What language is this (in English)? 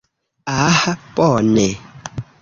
Esperanto